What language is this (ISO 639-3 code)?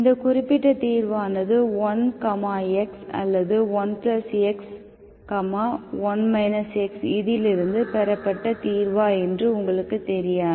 tam